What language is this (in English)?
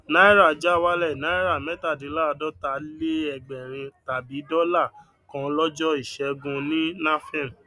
Yoruba